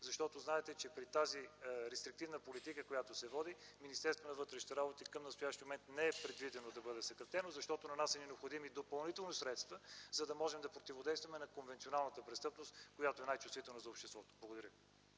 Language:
Bulgarian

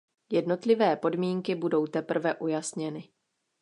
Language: Czech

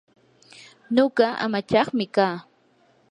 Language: Yanahuanca Pasco Quechua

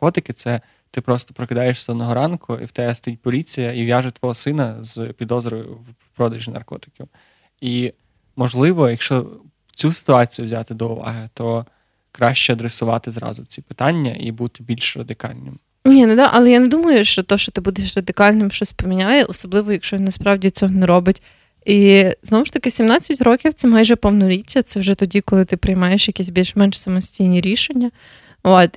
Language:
Ukrainian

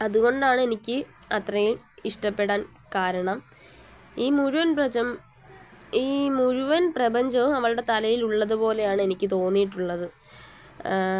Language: Malayalam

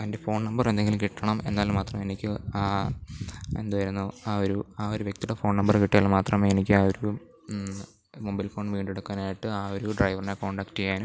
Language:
Malayalam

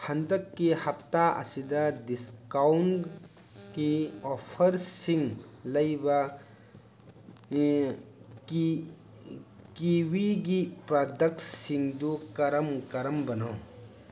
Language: Manipuri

